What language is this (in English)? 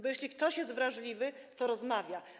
Polish